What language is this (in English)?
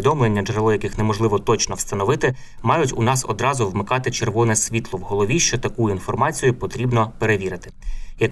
Ukrainian